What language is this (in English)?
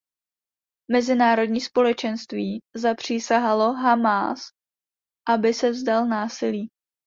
Czech